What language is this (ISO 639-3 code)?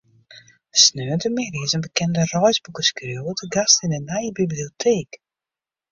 fry